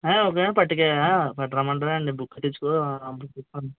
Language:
Telugu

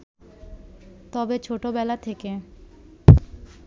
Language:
Bangla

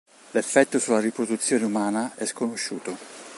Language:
Italian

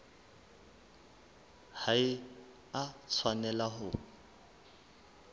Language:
Southern Sotho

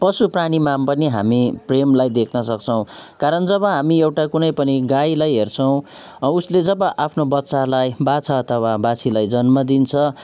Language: Nepali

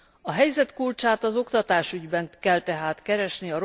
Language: Hungarian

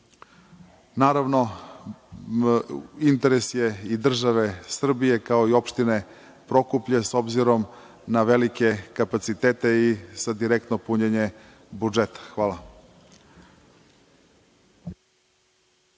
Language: Serbian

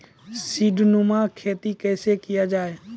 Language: Maithili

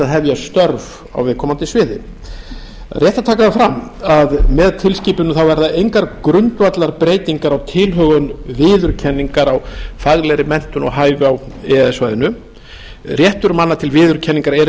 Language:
Icelandic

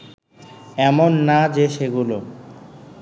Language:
Bangla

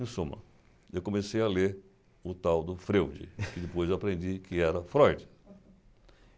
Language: Portuguese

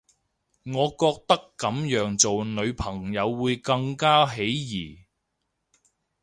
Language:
Cantonese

